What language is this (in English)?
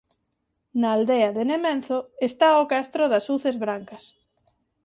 Galician